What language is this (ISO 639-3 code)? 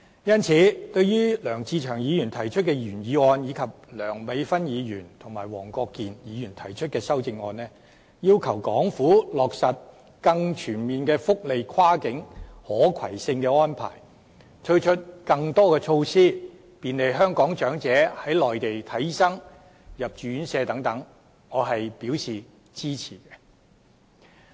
yue